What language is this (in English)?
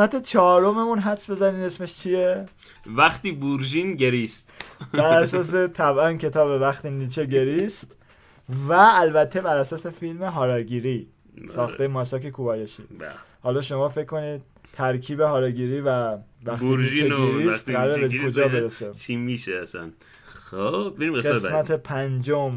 Persian